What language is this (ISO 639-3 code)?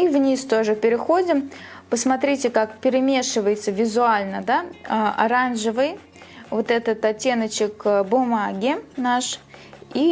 rus